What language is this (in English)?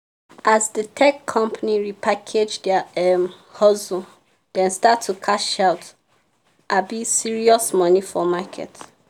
Nigerian Pidgin